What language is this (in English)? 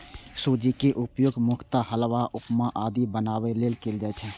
Maithili